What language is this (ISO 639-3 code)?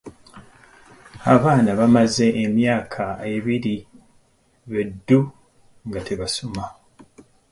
lug